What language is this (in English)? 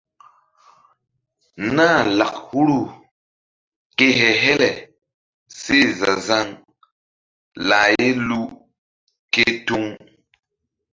Mbum